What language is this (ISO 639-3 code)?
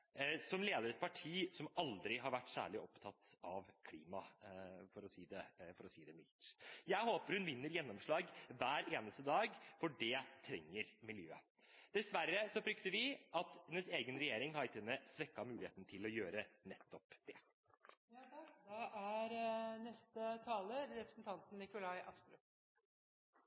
nob